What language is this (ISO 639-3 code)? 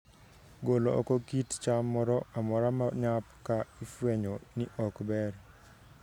luo